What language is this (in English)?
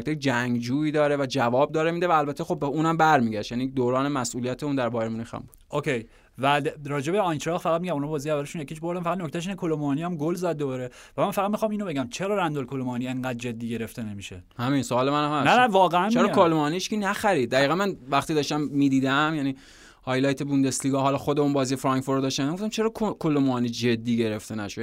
Persian